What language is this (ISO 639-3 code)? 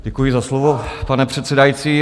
ces